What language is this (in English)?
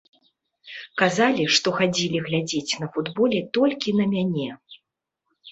Belarusian